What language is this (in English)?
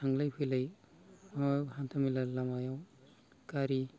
Bodo